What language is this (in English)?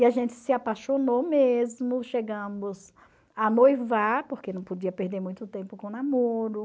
Portuguese